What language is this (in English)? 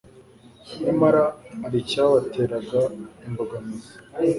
Kinyarwanda